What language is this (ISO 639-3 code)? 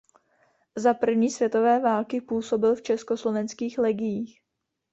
ces